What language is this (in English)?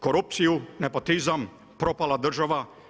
Croatian